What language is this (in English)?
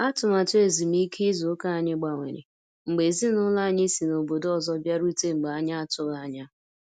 Igbo